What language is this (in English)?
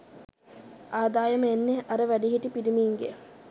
Sinhala